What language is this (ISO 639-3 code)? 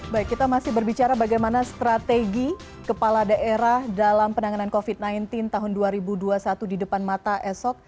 ind